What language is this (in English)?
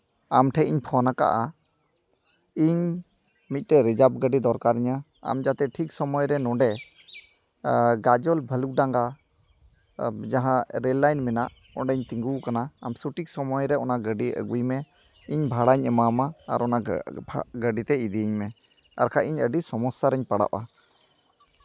Santali